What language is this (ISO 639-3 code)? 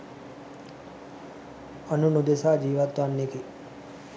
sin